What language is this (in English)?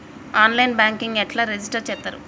Telugu